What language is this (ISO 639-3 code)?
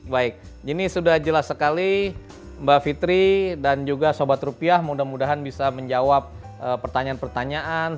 ind